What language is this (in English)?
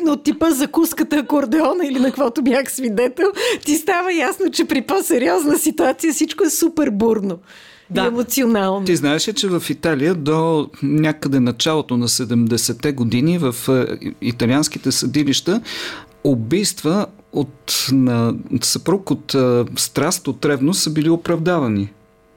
Bulgarian